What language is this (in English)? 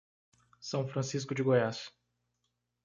Portuguese